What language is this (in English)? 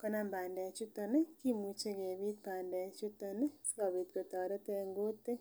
Kalenjin